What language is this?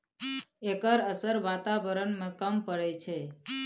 Maithili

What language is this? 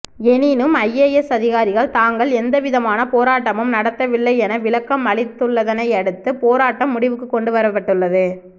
Tamil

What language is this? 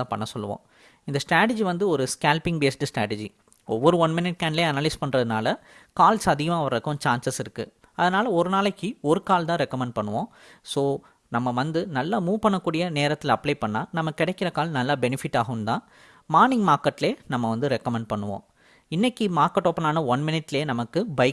Tamil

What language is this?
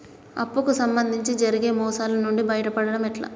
Telugu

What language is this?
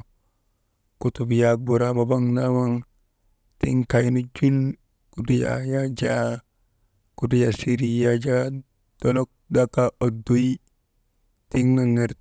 Maba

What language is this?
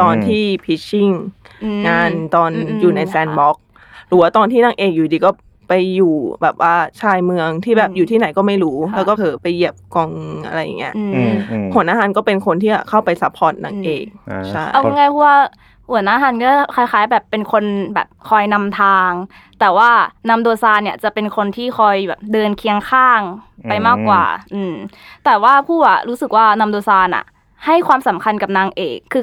Thai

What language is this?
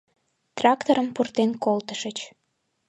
Mari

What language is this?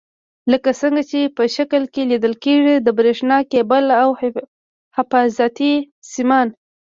Pashto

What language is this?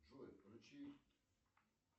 Russian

